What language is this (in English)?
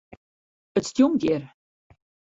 Western Frisian